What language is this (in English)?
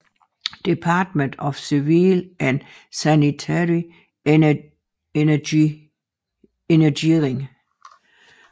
Danish